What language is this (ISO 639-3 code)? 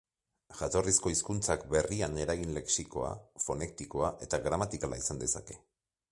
eus